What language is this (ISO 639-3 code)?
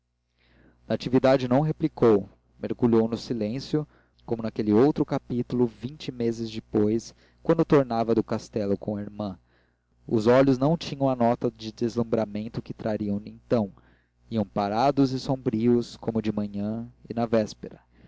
por